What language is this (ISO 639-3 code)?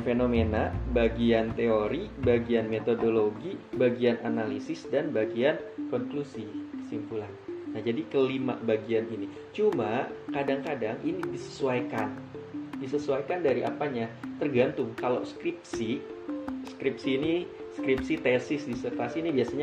ind